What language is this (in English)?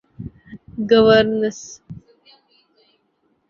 Urdu